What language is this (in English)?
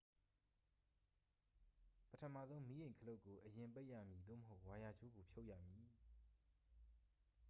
Burmese